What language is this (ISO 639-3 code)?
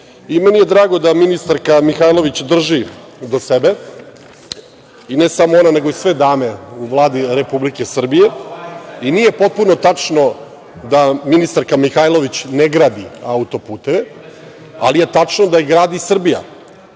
srp